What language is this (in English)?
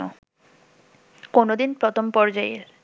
Bangla